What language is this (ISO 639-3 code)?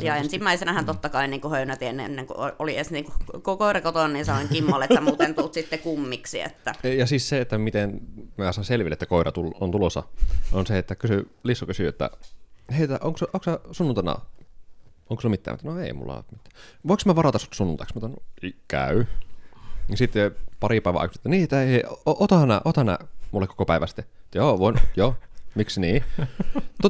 fin